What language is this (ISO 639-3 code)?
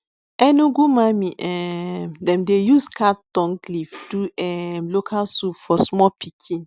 pcm